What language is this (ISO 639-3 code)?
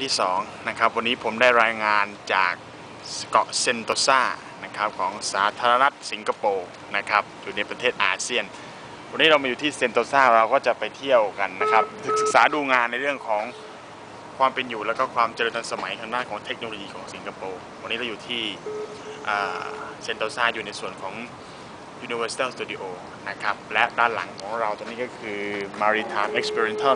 tha